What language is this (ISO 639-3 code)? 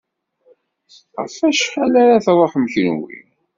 kab